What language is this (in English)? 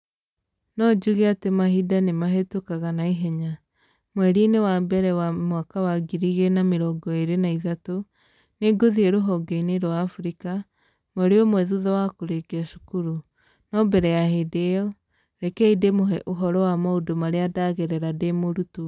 Kikuyu